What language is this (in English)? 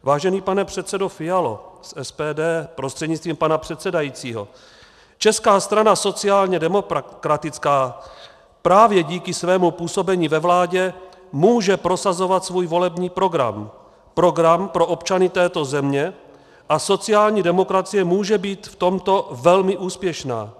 Czech